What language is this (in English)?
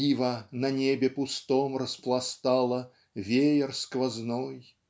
Russian